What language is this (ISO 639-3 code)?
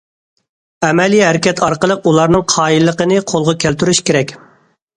uig